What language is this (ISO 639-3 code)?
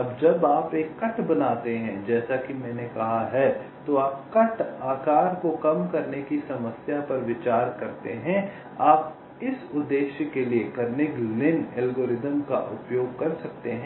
hin